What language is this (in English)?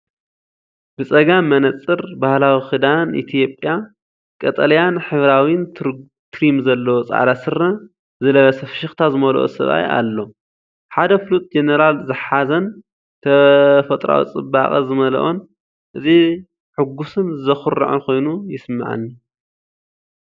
Tigrinya